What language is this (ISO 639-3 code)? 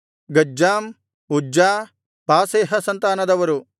kan